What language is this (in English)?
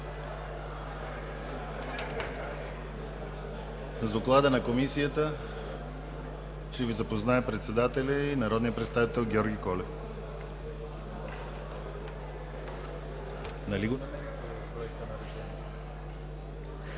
Bulgarian